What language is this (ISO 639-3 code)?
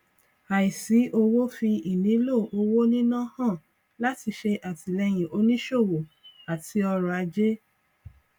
yor